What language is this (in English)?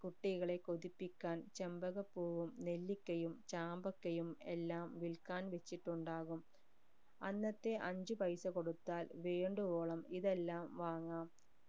Malayalam